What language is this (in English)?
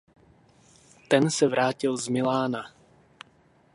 Czech